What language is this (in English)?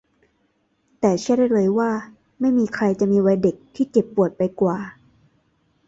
Thai